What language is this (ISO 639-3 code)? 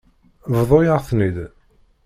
kab